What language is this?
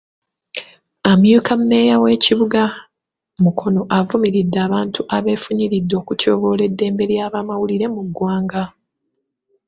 Ganda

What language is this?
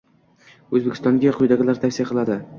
Uzbek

